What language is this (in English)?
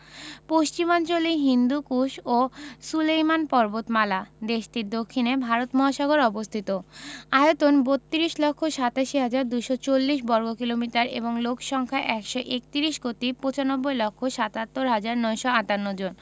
Bangla